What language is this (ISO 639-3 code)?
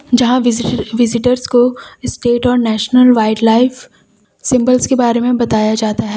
hin